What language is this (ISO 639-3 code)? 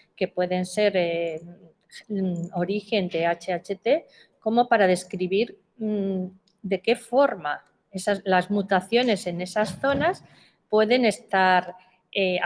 spa